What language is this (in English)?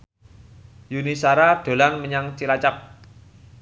Javanese